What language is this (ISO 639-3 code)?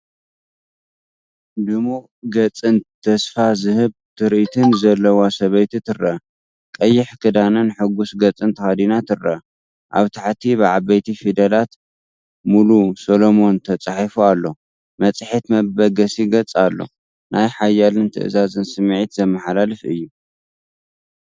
tir